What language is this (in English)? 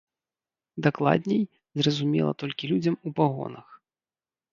Belarusian